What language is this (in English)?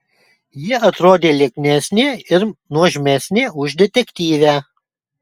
Lithuanian